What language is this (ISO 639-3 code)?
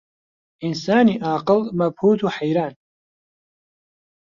ckb